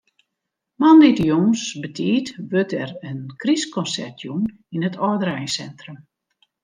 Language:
Western Frisian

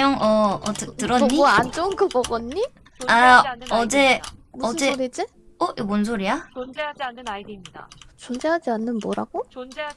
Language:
Korean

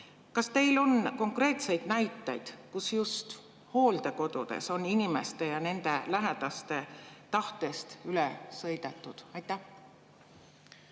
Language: Estonian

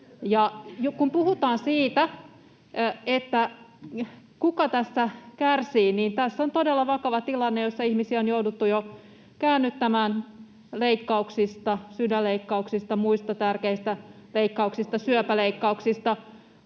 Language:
Finnish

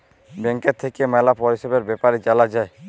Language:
Bangla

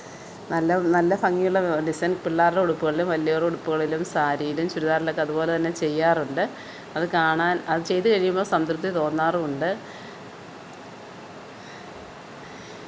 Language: Malayalam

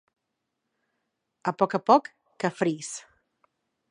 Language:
Catalan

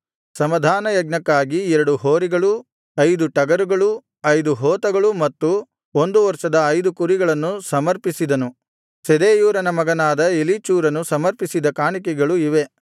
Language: Kannada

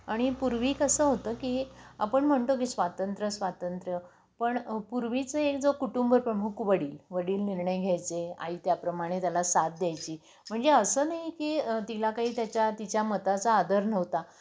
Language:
Marathi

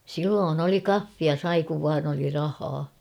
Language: Finnish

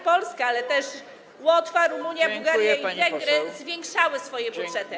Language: Polish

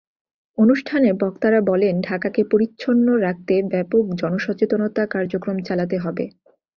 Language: Bangla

